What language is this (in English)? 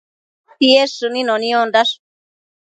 Matsés